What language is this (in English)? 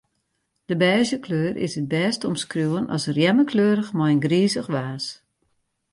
Western Frisian